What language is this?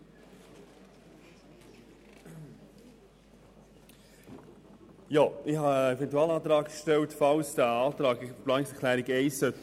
Swiss German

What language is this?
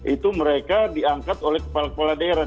Indonesian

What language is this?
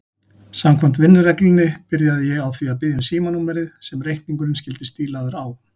Icelandic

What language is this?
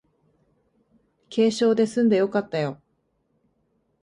Japanese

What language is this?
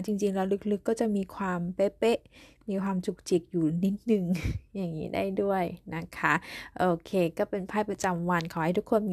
Thai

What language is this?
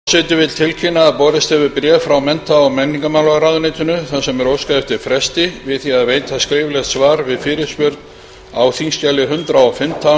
Icelandic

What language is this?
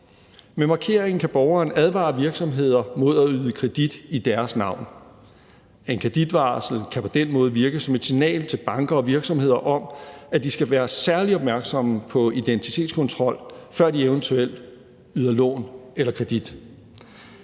Danish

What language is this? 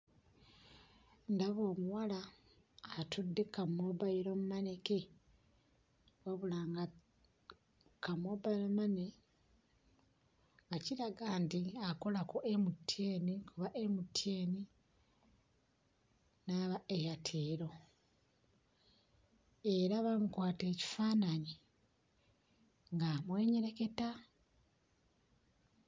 Ganda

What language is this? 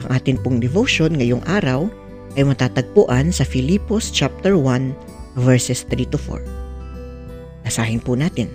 Filipino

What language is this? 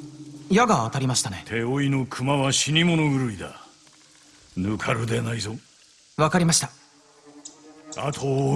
Japanese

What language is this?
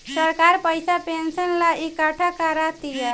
Bhojpuri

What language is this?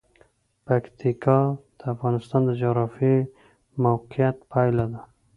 Pashto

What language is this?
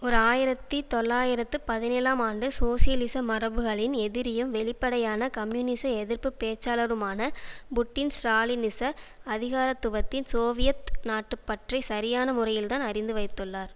Tamil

